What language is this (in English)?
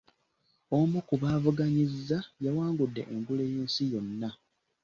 Ganda